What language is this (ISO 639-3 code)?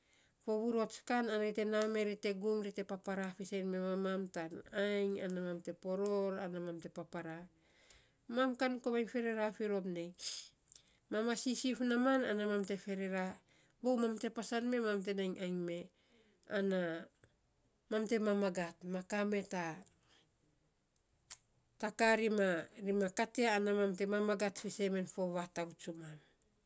sps